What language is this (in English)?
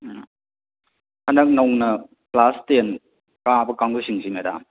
Manipuri